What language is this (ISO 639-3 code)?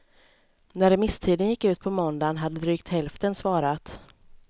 swe